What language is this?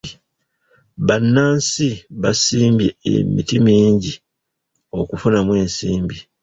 Ganda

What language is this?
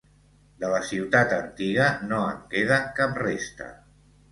Catalan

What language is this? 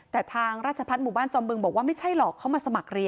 Thai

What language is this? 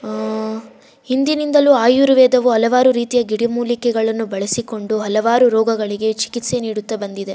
Kannada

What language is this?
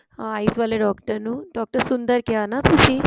Punjabi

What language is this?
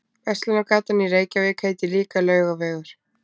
Icelandic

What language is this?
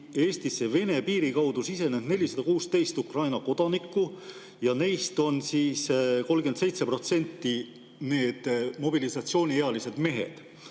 Estonian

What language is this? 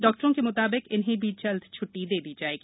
Hindi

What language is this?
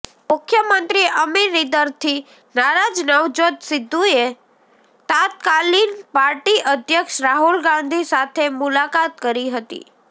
Gujarati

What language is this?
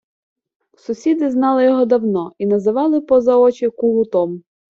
Ukrainian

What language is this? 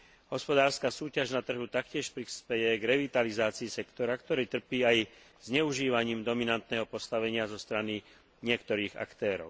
Slovak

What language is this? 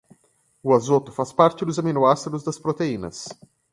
Portuguese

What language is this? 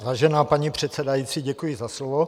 Czech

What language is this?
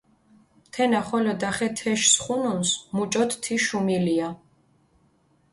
Mingrelian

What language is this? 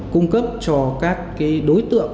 Vietnamese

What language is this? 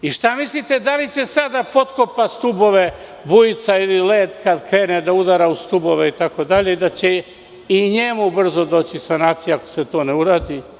Serbian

